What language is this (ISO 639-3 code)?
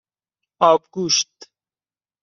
fas